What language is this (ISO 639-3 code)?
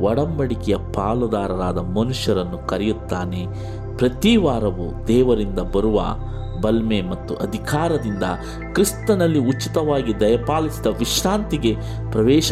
kan